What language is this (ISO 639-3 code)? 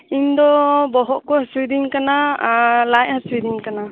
sat